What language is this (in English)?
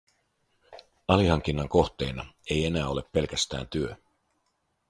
Finnish